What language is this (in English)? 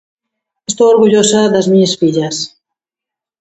Galician